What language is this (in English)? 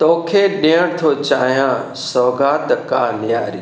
Sindhi